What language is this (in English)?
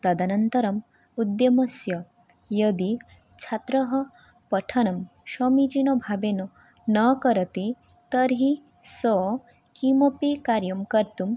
Sanskrit